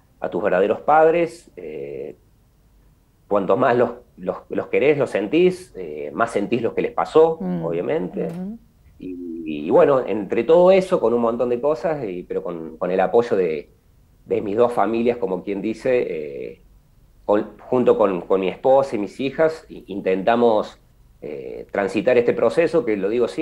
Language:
Spanish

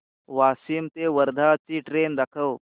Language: Marathi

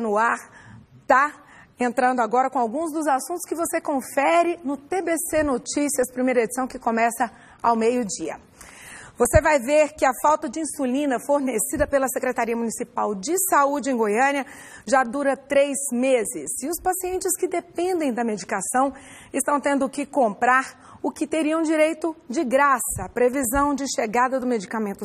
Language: Portuguese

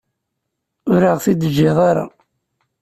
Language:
Kabyle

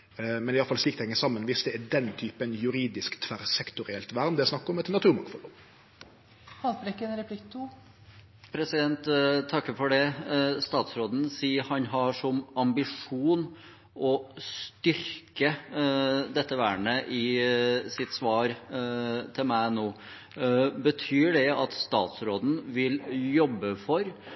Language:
Norwegian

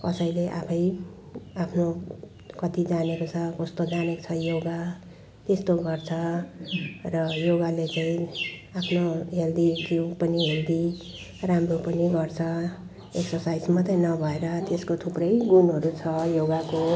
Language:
Nepali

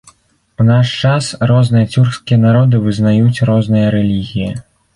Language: Belarusian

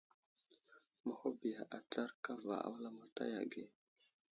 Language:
Wuzlam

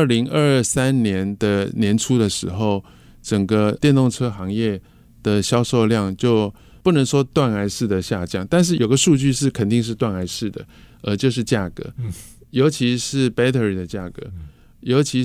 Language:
Chinese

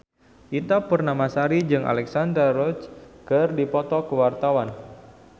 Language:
Sundanese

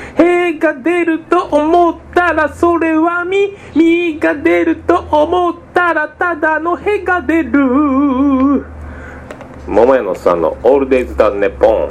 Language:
Japanese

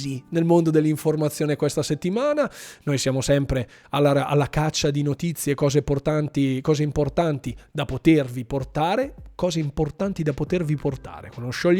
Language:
Italian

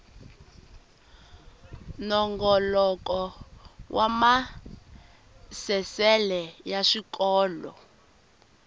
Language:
Tsonga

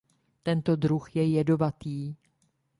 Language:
Czech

